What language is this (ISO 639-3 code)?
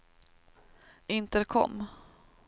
swe